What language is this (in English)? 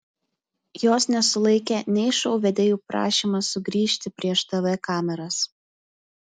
Lithuanian